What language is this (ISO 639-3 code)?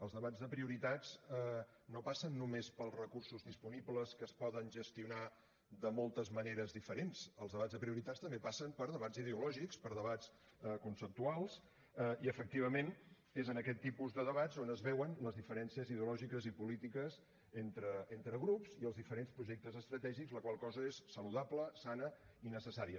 cat